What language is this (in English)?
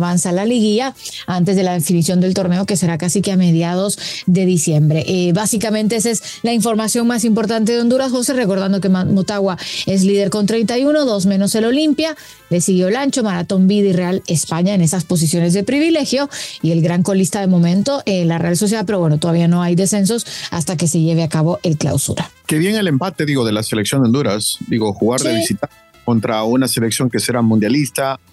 Spanish